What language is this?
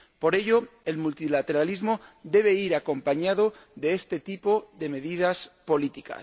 Spanish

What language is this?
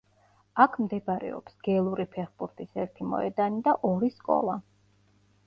Georgian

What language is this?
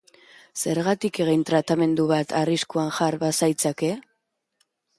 Basque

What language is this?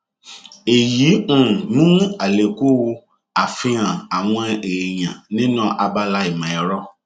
Yoruba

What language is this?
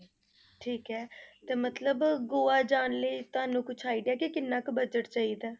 Punjabi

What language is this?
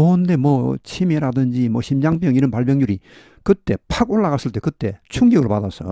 Korean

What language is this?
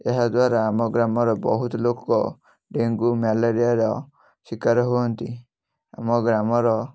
Odia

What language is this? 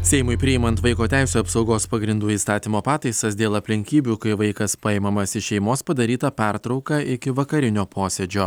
Lithuanian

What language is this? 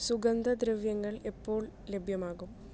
Malayalam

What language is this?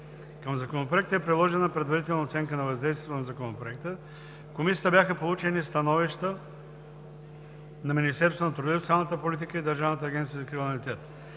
Bulgarian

